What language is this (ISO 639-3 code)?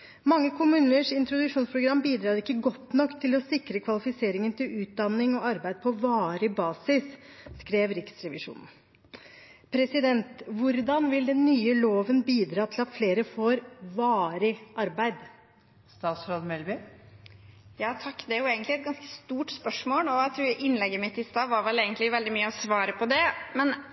nob